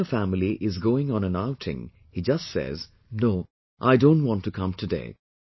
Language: English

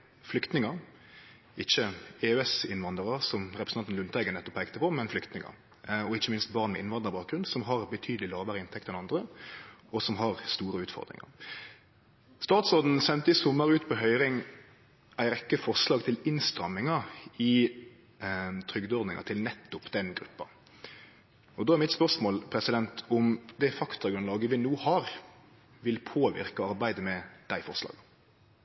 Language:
Norwegian Nynorsk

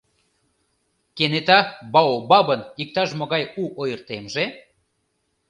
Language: Mari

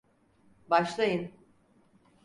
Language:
Turkish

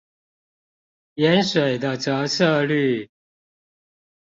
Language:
Chinese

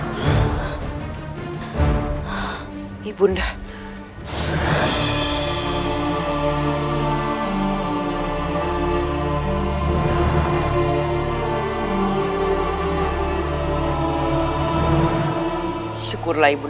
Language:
Indonesian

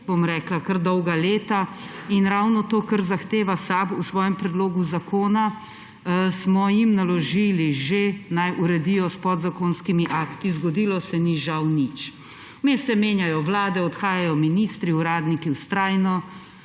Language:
Slovenian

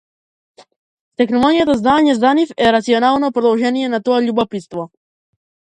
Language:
Macedonian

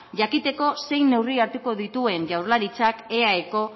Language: Basque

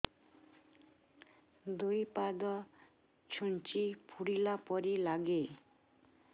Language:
Odia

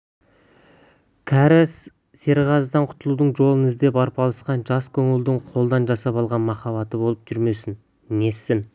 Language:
Kazakh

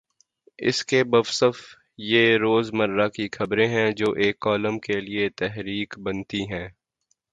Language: Urdu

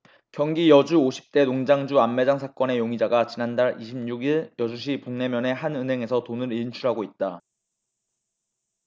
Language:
Korean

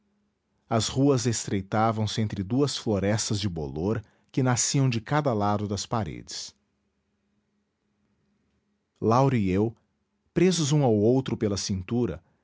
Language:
Portuguese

